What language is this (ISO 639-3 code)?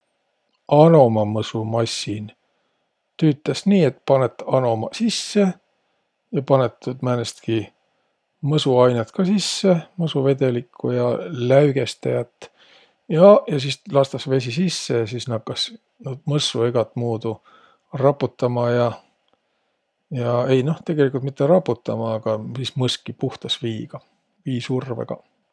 vro